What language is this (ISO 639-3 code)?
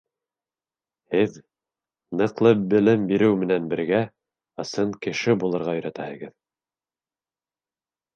bak